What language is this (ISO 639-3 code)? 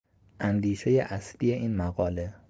fas